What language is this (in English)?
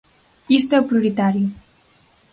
Galician